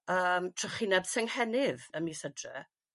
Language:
Welsh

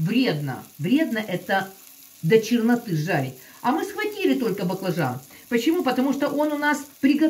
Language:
Russian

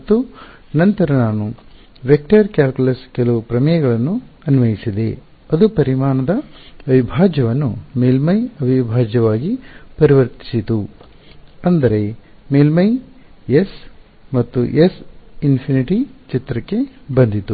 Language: Kannada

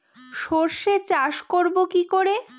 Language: Bangla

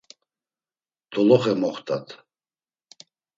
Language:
Laz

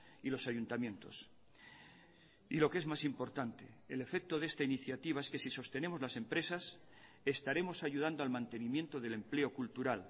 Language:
Spanish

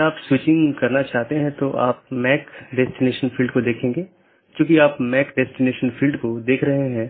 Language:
Hindi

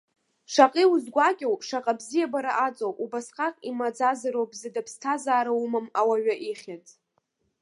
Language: Abkhazian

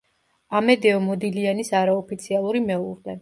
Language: Georgian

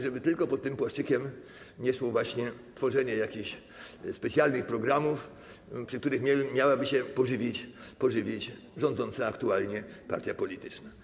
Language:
Polish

